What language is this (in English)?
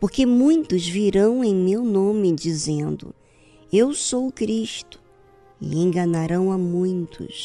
Portuguese